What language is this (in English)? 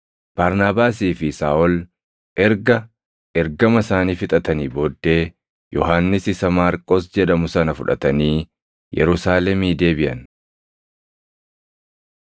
Oromo